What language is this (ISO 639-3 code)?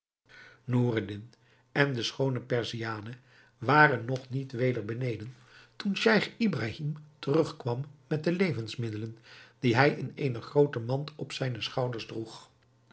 nld